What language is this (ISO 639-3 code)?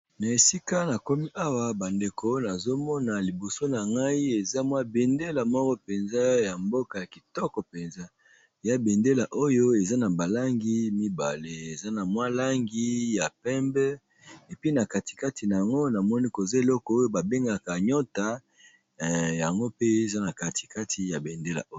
lin